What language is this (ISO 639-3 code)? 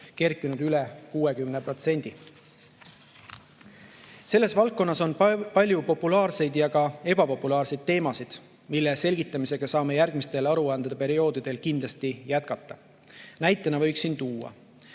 est